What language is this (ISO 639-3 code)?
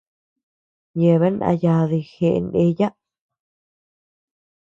cux